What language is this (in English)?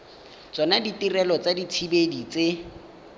Tswana